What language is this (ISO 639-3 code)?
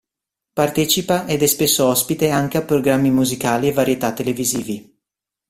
ita